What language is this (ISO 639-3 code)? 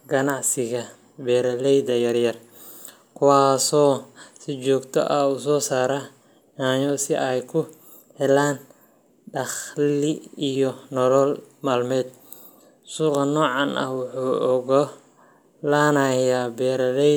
som